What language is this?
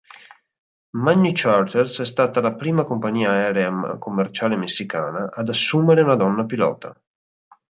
Italian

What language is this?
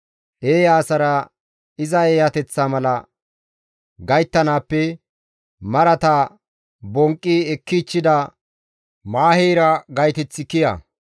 Gamo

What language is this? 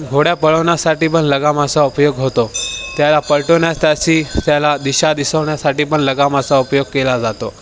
Marathi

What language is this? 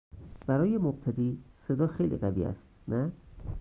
Persian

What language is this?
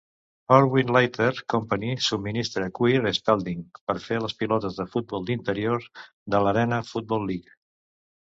Catalan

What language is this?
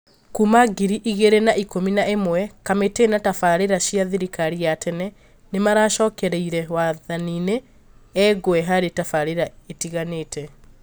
Kikuyu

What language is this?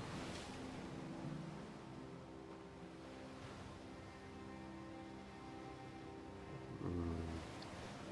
German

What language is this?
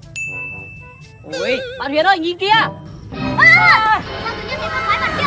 Vietnamese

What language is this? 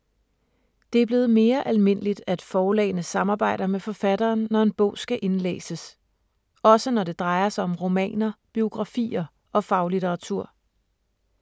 Danish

